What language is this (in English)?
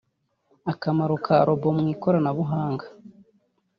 Kinyarwanda